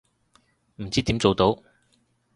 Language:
Cantonese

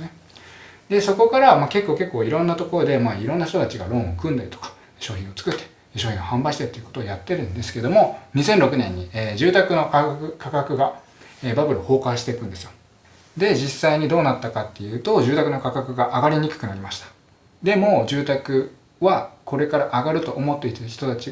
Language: Japanese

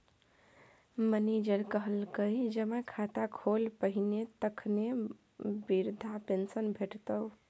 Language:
Maithili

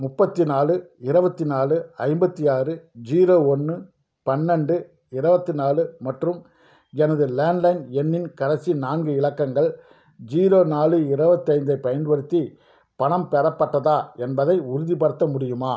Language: Tamil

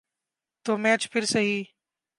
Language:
Urdu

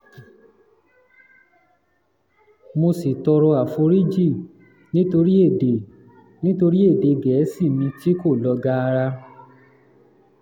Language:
Yoruba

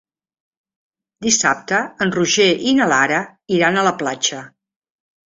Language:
Catalan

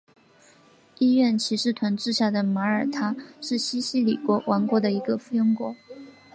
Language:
Chinese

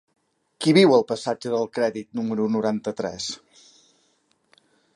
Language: Catalan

